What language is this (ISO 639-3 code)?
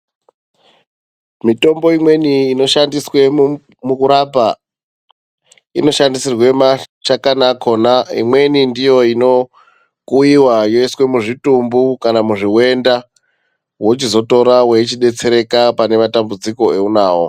ndc